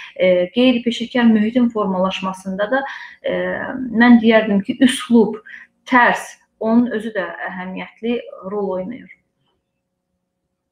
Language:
Turkish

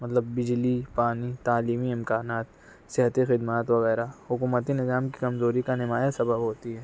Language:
Urdu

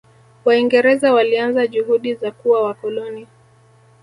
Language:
Swahili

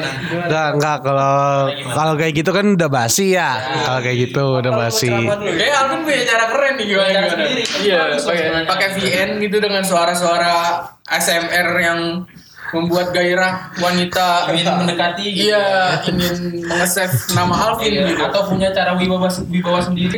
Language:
Indonesian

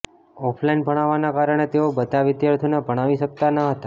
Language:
Gujarati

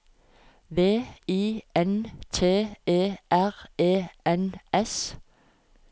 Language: Norwegian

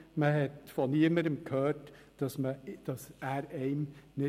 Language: Swiss German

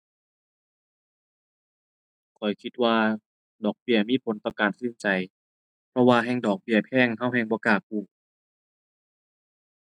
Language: Thai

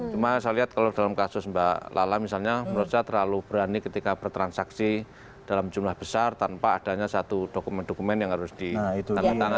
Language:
Indonesian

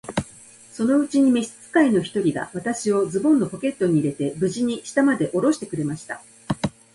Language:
Japanese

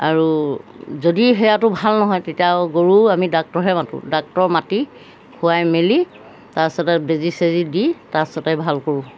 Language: Assamese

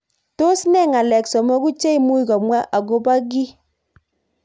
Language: Kalenjin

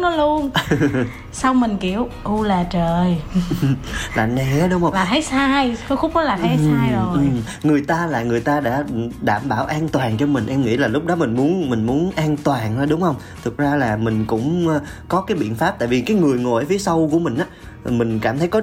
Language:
Vietnamese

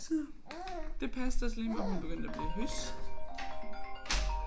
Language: Danish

